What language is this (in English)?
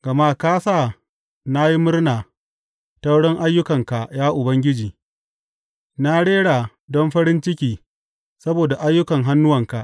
Hausa